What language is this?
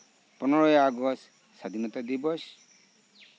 Santali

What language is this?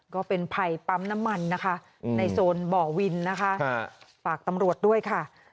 Thai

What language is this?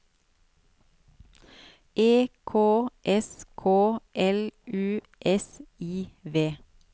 Norwegian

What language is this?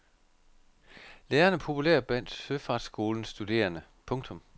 Danish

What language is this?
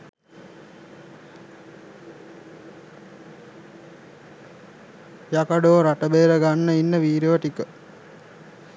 Sinhala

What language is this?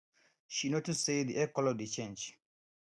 Nigerian Pidgin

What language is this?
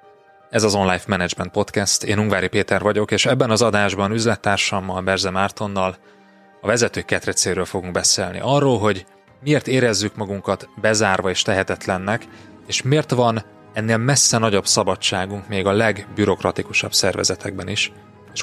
Hungarian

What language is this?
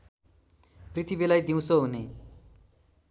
Nepali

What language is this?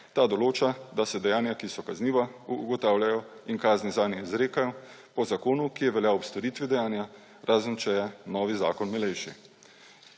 Slovenian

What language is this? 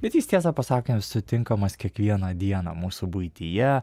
Lithuanian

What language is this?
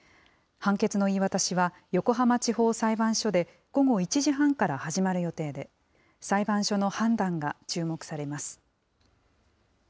Japanese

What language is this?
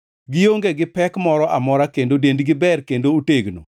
Luo (Kenya and Tanzania)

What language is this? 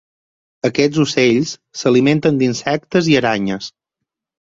Catalan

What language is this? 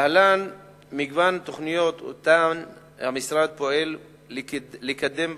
Hebrew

